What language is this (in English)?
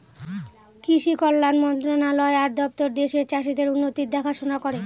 Bangla